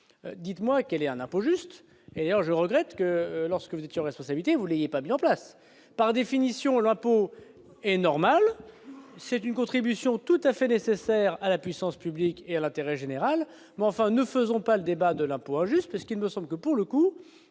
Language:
French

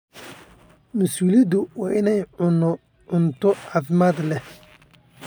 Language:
Somali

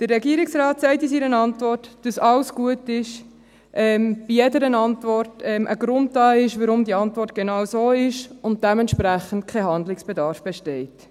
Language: Swiss German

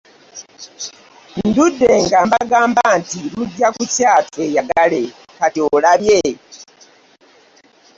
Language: Ganda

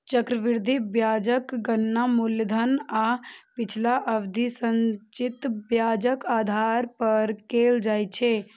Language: Maithili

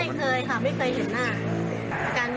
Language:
Thai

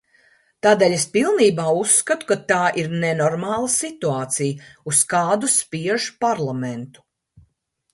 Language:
Latvian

